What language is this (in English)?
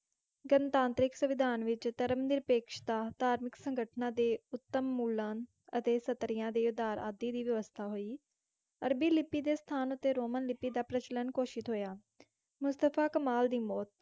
Punjabi